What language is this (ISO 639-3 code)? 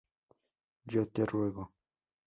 spa